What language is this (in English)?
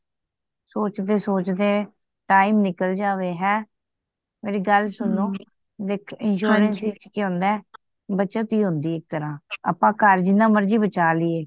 Punjabi